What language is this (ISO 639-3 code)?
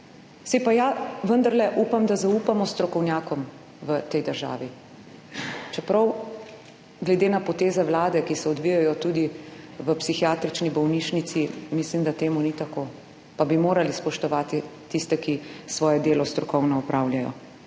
slv